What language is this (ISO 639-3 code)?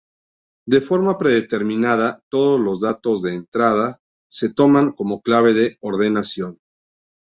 spa